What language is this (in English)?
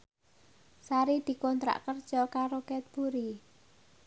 Javanese